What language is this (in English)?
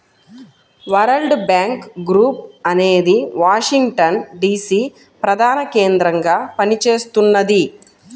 Telugu